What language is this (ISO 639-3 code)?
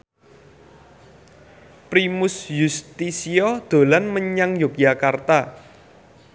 jav